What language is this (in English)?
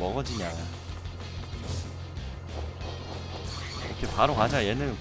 Korean